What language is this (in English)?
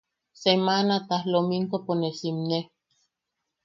Yaqui